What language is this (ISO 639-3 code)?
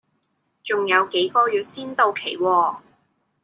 yue